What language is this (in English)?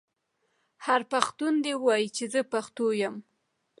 Pashto